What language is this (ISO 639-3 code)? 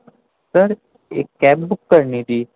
urd